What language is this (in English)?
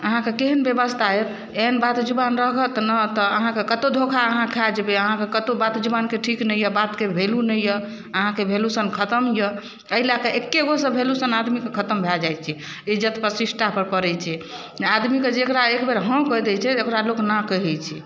Maithili